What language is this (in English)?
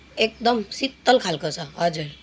Nepali